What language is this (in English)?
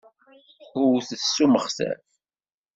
Kabyle